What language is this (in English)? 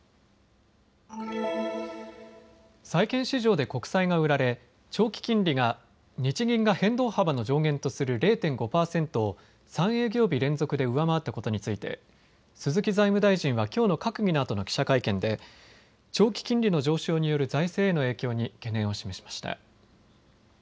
Japanese